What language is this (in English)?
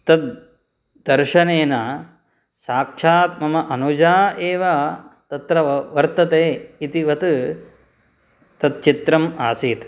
Sanskrit